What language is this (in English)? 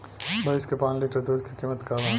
Bhojpuri